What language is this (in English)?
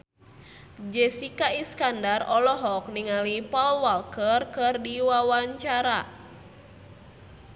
Sundanese